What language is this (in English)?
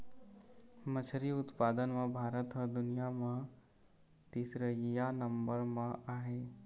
Chhattisgarhi